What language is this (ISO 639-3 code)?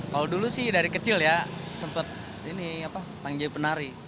ind